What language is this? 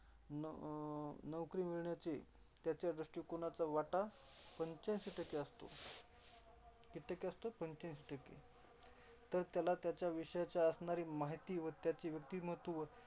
Marathi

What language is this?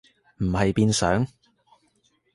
Cantonese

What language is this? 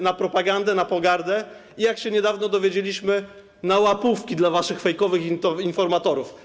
Polish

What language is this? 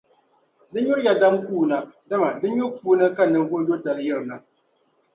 Dagbani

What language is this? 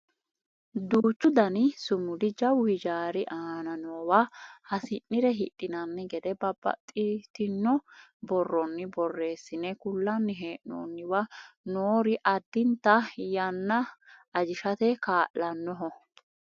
Sidamo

